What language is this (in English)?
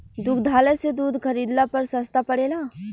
Bhojpuri